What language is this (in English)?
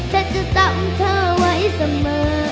Thai